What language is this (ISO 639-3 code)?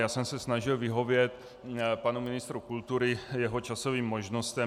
ces